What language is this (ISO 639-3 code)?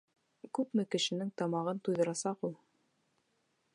bak